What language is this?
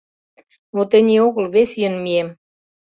Mari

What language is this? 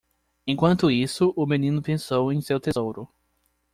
Portuguese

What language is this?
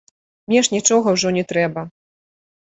Belarusian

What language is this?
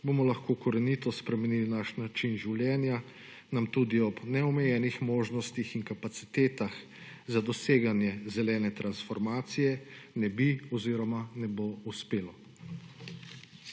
Slovenian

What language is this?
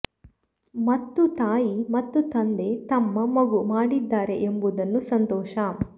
Kannada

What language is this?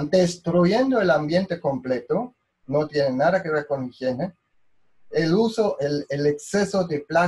Spanish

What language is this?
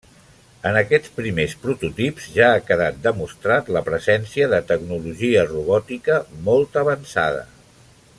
Catalan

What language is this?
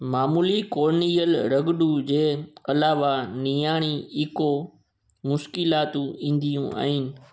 Sindhi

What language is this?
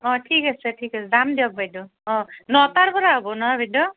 Assamese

